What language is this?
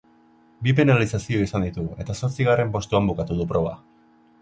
Basque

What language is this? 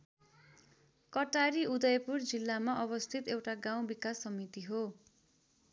Nepali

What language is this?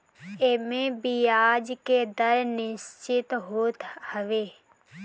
Bhojpuri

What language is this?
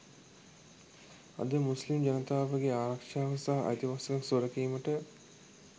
Sinhala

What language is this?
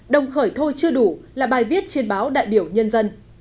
Vietnamese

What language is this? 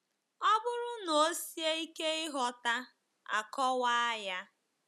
Igbo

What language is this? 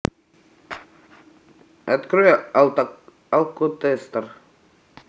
Russian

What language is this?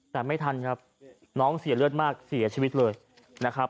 Thai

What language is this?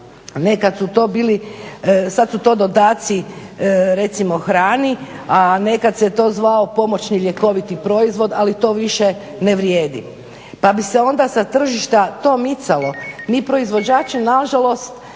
Croatian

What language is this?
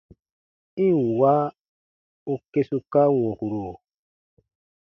Baatonum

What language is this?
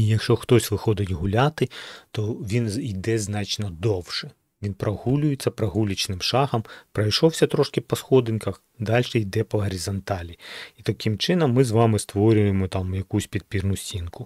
Ukrainian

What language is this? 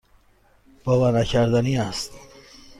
Persian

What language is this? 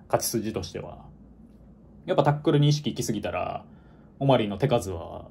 Japanese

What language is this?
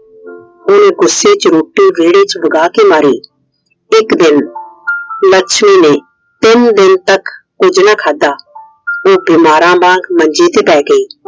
Punjabi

